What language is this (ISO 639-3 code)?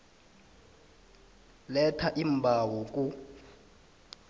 nbl